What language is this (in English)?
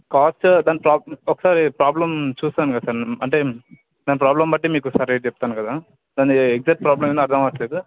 Telugu